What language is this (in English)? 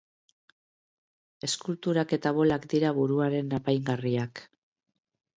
Basque